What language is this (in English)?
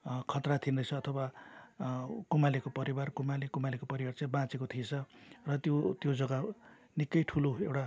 Nepali